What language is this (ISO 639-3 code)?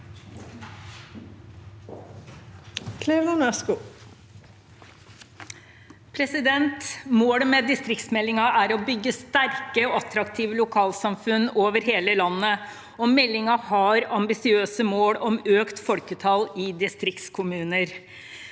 nor